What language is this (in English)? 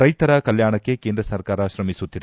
Kannada